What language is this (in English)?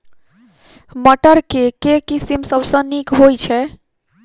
Maithili